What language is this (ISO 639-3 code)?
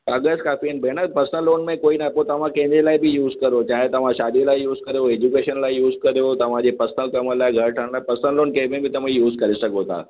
snd